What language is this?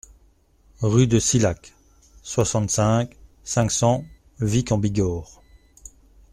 French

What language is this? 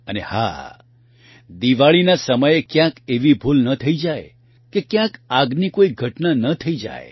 Gujarati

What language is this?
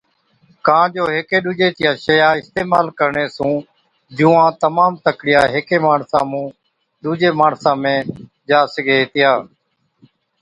Od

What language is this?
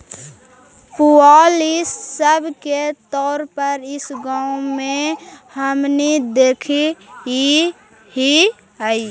Magahi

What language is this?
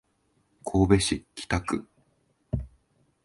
Japanese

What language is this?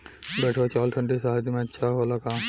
Bhojpuri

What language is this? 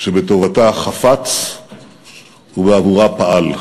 Hebrew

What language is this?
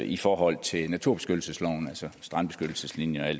Danish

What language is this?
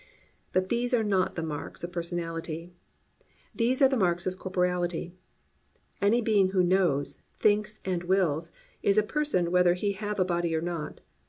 English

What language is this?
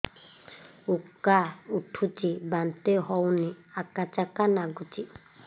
Odia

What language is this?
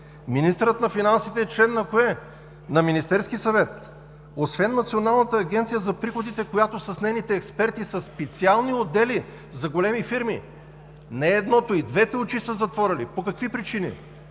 Bulgarian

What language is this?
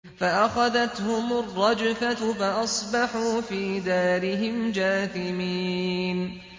Arabic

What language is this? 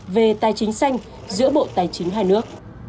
Vietnamese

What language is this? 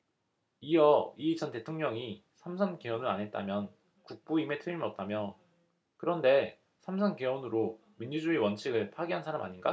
Korean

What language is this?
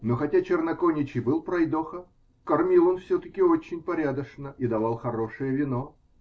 Russian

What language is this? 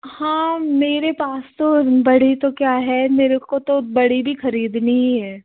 Hindi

